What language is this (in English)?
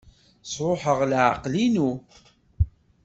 Kabyle